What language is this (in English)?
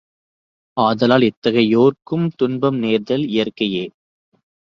Tamil